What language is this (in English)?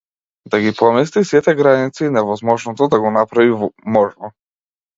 Macedonian